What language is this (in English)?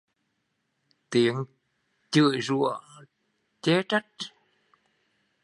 Vietnamese